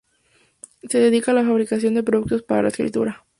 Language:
Spanish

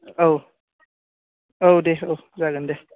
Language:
Bodo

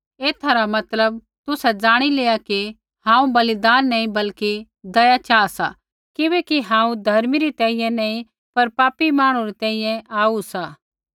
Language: Kullu Pahari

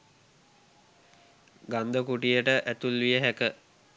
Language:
Sinhala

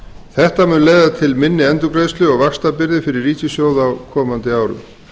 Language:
Icelandic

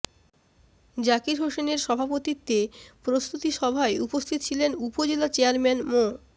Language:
Bangla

